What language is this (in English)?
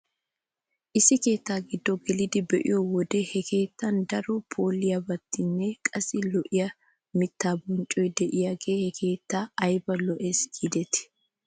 Wolaytta